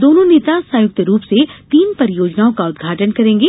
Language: Hindi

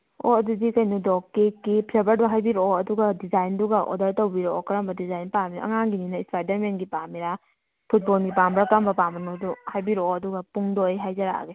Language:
Manipuri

